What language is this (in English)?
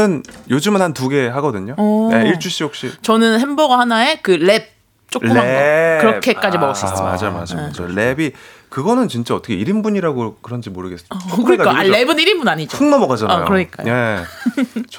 Korean